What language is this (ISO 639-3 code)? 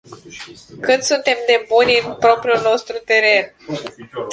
ron